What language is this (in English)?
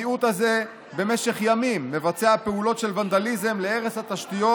Hebrew